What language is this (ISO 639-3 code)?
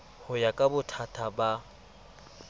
sot